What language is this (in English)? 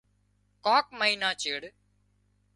Wadiyara Koli